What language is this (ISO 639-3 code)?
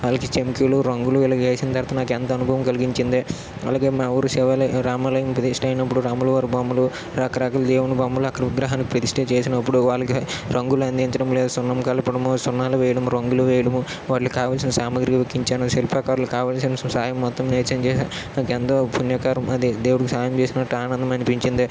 tel